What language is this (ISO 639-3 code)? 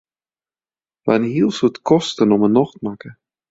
fry